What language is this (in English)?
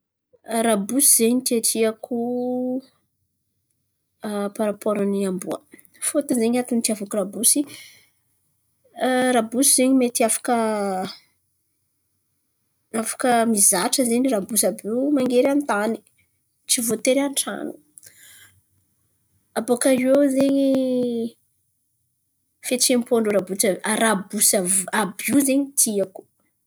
Antankarana Malagasy